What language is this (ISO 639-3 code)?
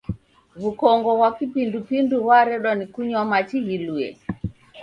dav